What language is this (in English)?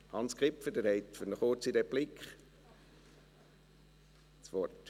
Swiss German